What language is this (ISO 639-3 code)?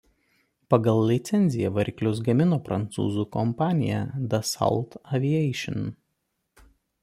lit